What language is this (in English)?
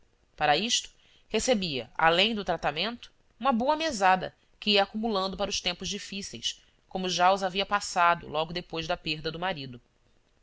Portuguese